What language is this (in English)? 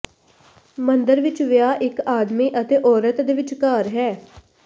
Punjabi